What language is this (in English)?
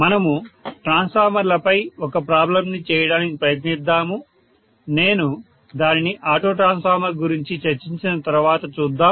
Telugu